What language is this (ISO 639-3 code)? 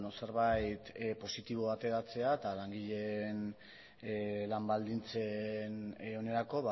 eus